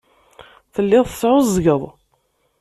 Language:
Kabyle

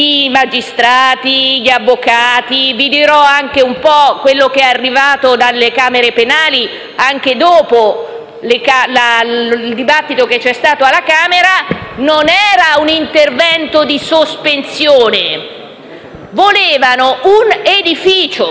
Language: Italian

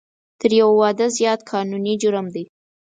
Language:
Pashto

